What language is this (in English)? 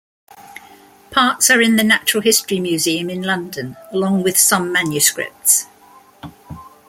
English